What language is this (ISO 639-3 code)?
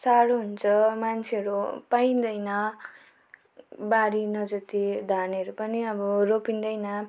nep